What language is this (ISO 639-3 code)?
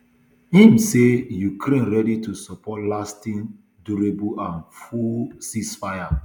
pcm